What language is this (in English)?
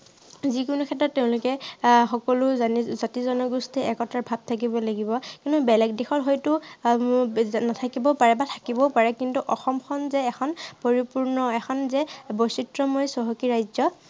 Assamese